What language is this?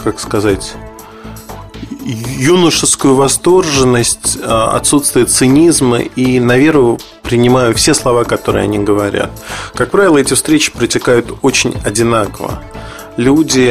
Russian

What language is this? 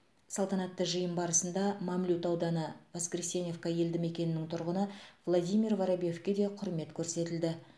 Kazakh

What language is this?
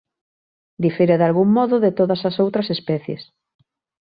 Galician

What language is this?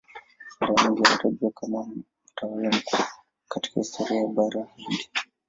Swahili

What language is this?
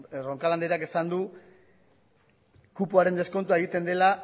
Basque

